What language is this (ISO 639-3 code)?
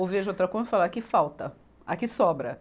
por